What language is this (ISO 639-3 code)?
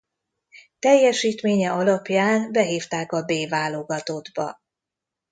hun